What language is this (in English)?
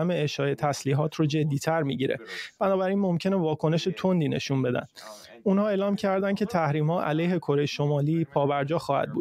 Persian